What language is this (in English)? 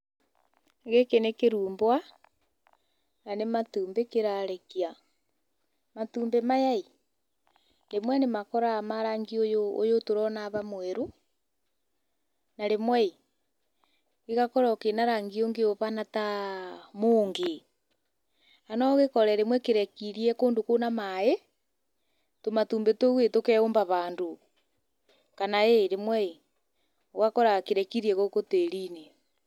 Kikuyu